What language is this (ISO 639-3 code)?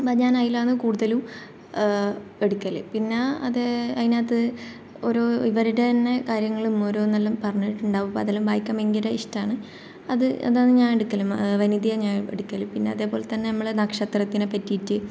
mal